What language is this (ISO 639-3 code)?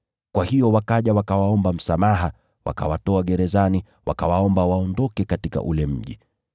swa